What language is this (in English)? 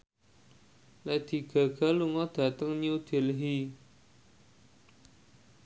Javanese